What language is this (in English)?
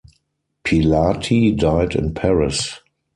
English